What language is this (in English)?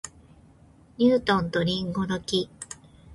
Japanese